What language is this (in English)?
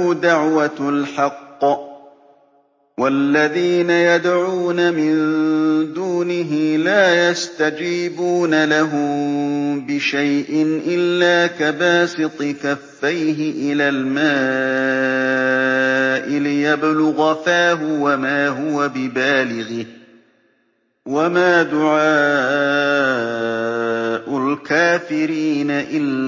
Arabic